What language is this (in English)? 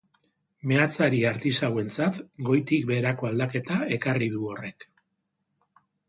Basque